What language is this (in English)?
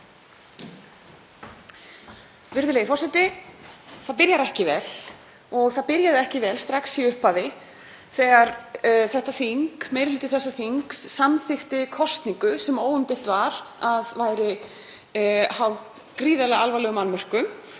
Icelandic